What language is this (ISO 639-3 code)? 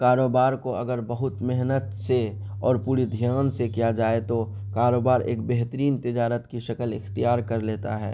urd